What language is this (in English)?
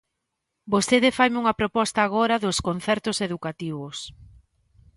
Galician